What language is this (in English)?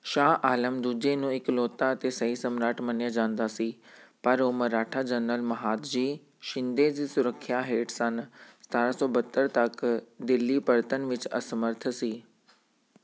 Punjabi